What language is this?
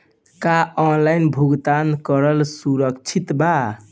Bhojpuri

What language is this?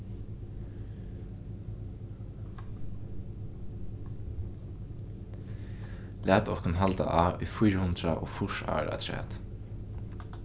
Faroese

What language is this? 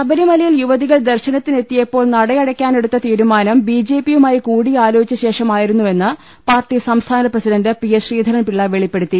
Malayalam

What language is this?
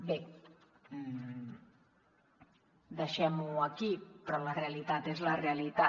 Catalan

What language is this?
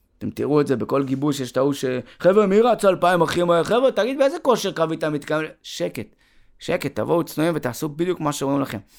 Hebrew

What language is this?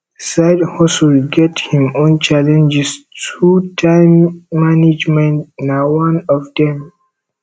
Nigerian Pidgin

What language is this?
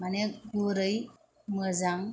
Bodo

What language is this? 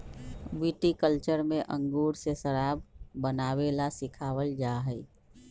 Magahi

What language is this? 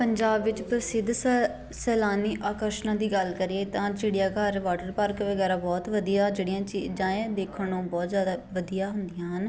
Punjabi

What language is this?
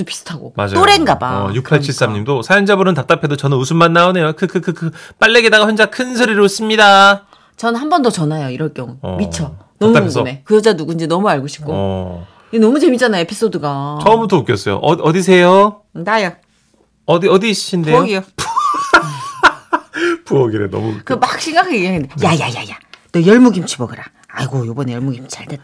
Korean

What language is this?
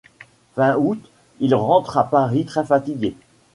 French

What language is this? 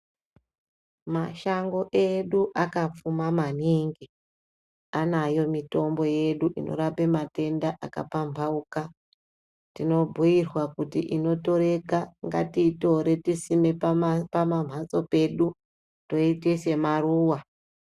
Ndau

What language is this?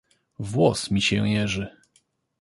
Polish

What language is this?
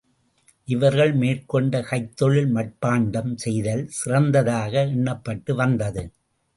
Tamil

